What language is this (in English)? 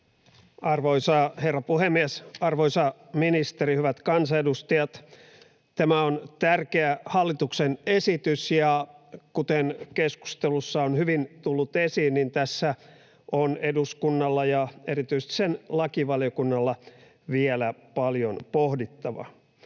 Finnish